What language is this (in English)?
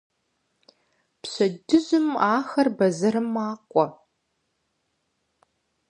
Kabardian